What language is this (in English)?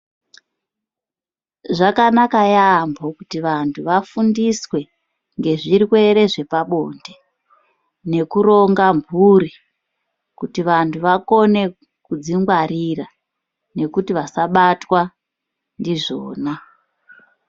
Ndau